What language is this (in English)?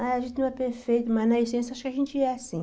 Portuguese